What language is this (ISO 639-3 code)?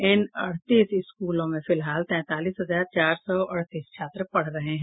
hin